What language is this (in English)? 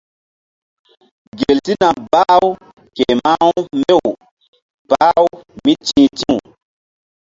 Mbum